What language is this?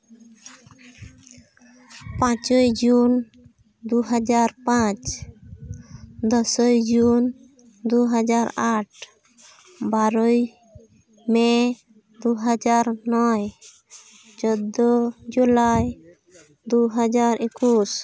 Santali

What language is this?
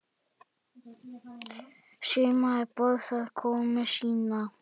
Icelandic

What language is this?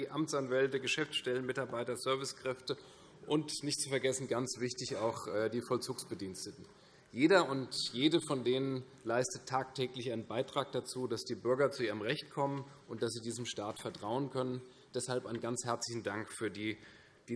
German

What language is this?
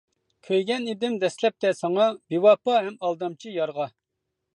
Uyghur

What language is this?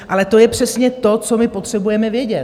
Czech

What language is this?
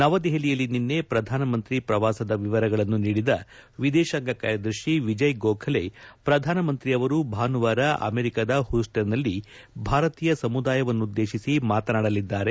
Kannada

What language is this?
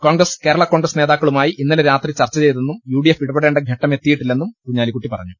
Malayalam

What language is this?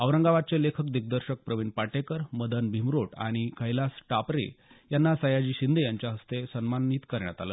Marathi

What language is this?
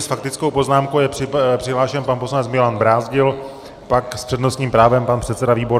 Czech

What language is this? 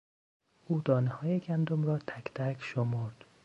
Persian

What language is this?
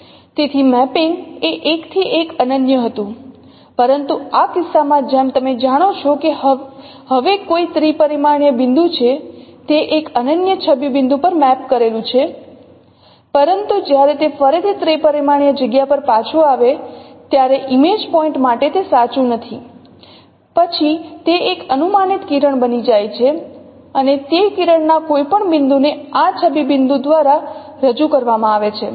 Gujarati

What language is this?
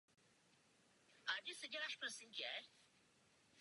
Czech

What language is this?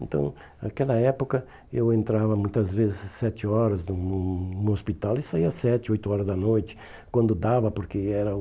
Portuguese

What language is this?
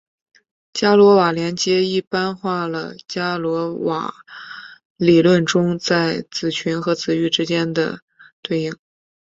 Chinese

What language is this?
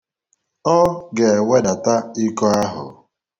Igbo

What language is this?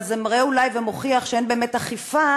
Hebrew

